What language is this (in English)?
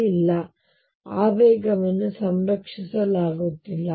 Kannada